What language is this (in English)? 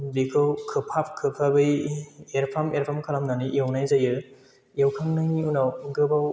Bodo